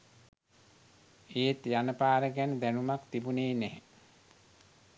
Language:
Sinhala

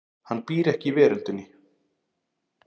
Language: Icelandic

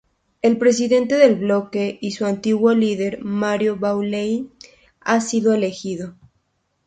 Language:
Spanish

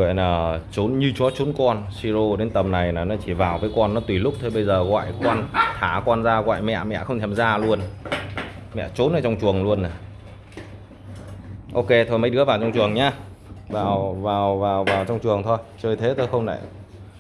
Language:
Vietnamese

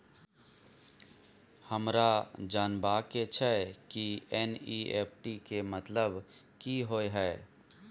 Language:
Maithili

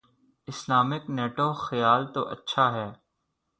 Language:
Urdu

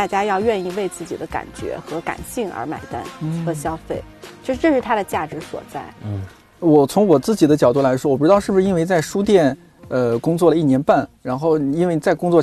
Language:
Chinese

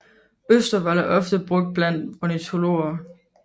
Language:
Danish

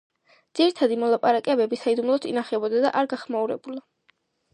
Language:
Georgian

